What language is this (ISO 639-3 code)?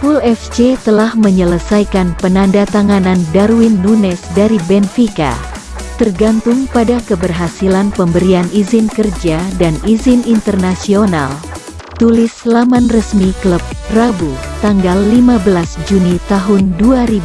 ind